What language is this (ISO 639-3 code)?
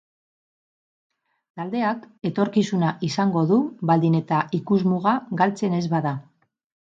eus